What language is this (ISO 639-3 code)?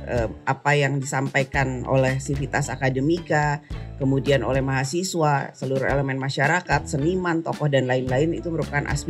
ind